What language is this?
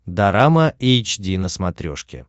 Russian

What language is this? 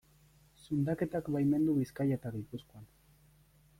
Basque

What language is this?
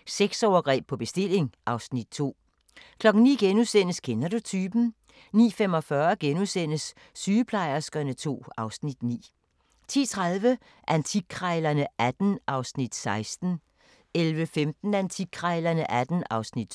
Danish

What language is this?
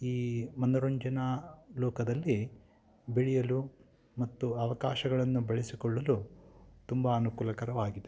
Kannada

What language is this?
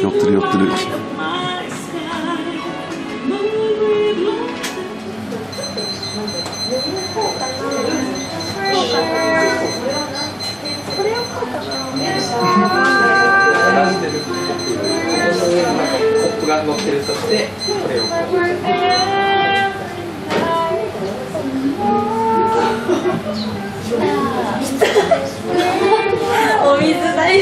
Japanese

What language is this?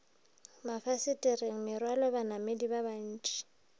Northern Sotho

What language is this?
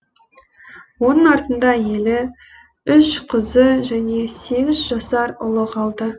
Kazakh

